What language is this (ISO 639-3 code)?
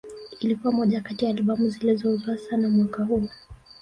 swa